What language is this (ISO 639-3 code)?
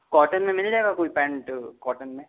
hin